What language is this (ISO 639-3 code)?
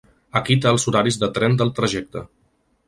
cat